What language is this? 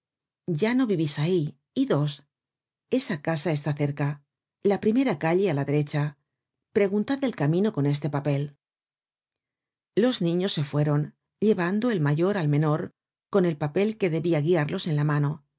Spanish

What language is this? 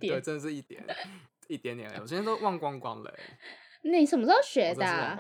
Chinese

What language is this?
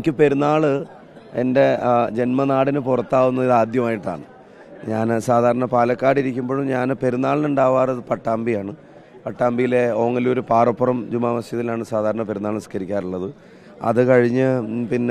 Malayalam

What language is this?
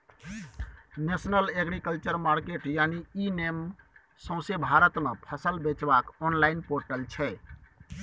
Maithili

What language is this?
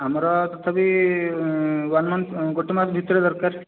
Odia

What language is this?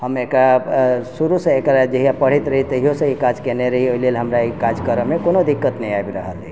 Maithili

